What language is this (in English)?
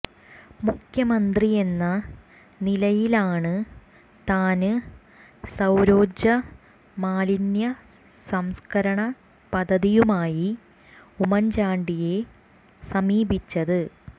Malayalam